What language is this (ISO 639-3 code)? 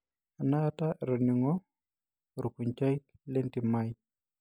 mas